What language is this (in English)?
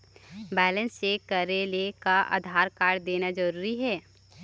Chhattisgarhi